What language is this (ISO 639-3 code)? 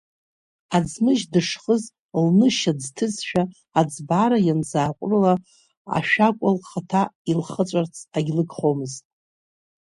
abk